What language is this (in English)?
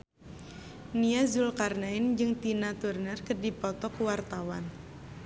Sundanese